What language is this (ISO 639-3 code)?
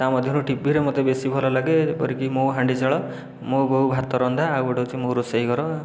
ori